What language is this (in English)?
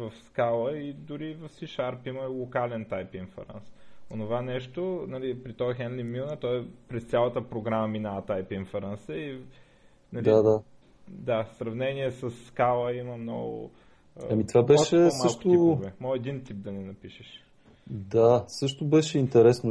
Bulgarian